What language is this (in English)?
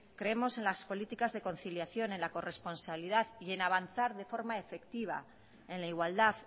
Spanish